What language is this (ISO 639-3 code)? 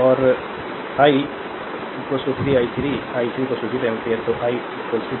hin